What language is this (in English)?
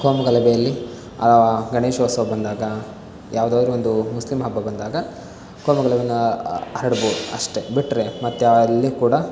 Kannada